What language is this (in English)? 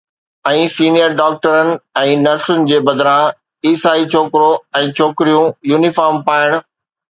Sindhi